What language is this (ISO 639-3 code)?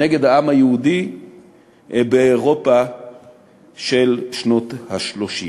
heb